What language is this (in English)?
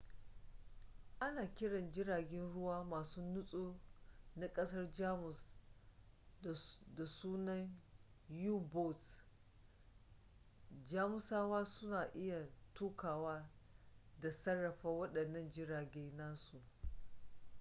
Hausa